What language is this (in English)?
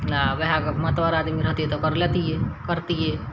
Maithili